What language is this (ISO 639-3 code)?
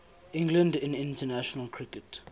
eng